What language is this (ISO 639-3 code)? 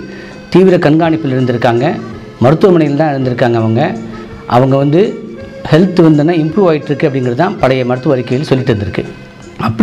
ara